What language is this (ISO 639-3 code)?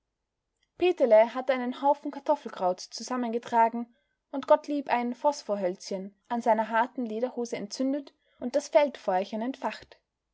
deu